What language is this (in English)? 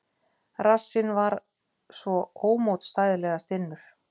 Icelandic